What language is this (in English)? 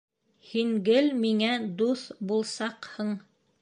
Bashkir